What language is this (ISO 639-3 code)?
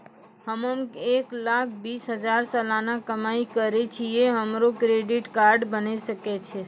mai